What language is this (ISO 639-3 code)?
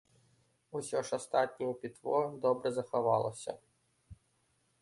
bel